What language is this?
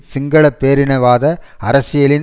Tamil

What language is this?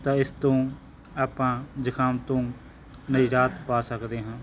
Punjabi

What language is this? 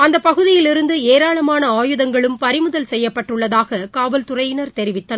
Tamil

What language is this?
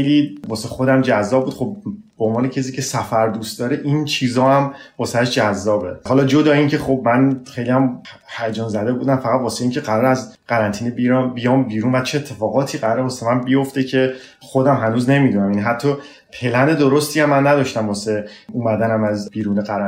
Persian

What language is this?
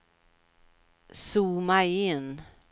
Swedish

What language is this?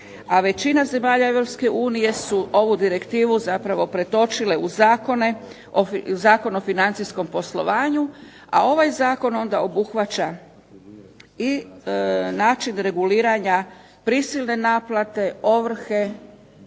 Croatian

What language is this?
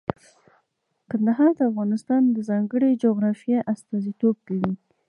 Pashto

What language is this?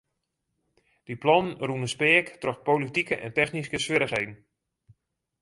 Western Frisian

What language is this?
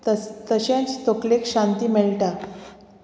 Konkani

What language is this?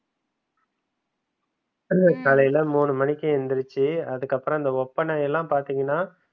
Tamil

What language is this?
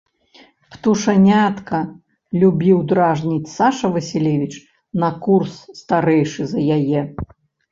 Belarusian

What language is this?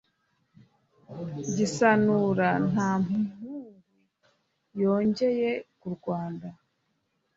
Kinyarwanda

